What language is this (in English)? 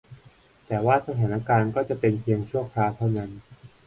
Thai